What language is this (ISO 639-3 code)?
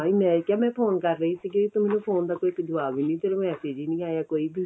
pan